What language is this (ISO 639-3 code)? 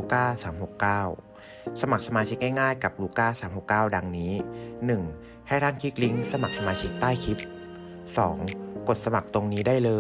tha